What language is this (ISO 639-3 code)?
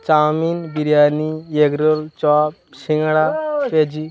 ben